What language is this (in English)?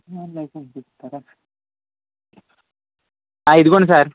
Telugu